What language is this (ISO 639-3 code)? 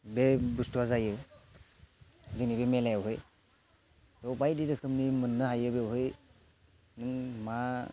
brx